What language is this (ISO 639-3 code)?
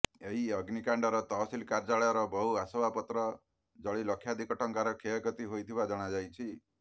ori